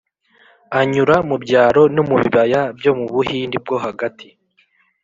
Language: Kinyarwanda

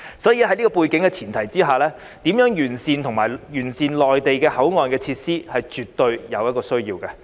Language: Cantonese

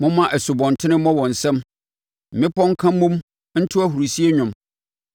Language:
Akan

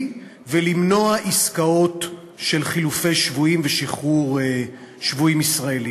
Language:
Hebrew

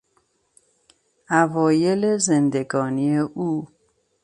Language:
Persian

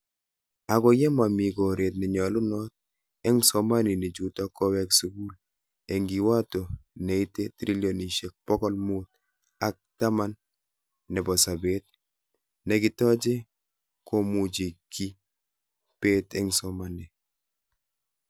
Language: Kalenjin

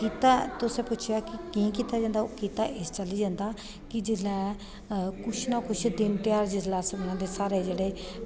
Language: Dogri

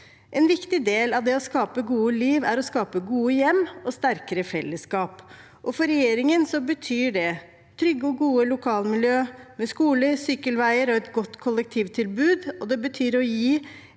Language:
Norwegian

